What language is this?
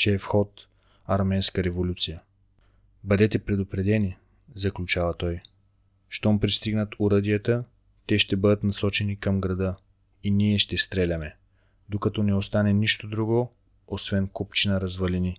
Bulgarian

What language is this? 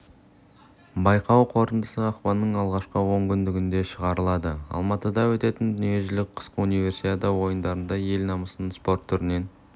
Kazakh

